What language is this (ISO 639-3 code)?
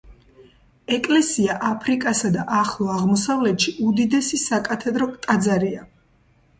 kat